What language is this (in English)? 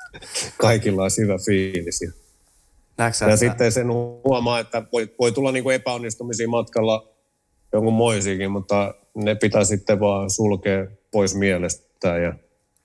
Finnish